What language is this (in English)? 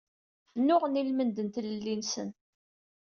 Kabyle